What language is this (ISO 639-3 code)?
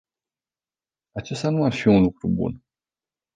ron